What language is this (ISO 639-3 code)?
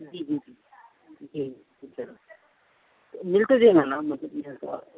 urd